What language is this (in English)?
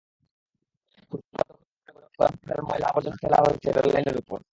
Bangla